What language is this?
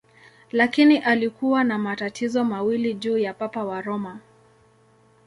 Swahili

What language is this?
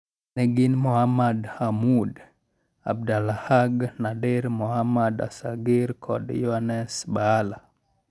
Luo (Kenya and Tanzania)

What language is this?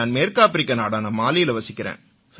Tamil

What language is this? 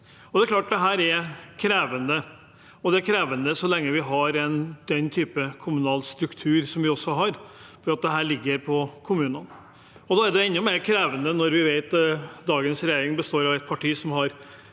Norwegian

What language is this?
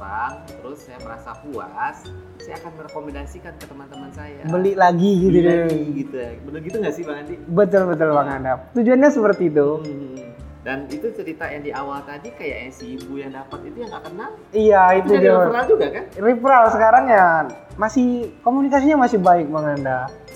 Indonesian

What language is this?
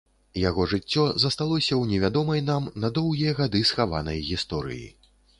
Belarusian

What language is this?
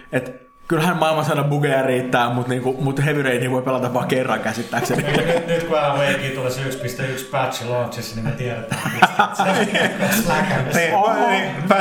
Finnish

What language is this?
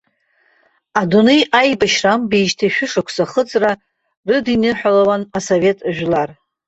Abkhazian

